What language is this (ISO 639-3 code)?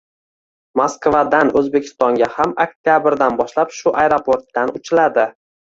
uzb